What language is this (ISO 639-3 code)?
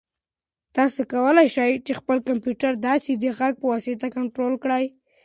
pus